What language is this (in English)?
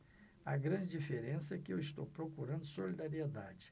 Portuguese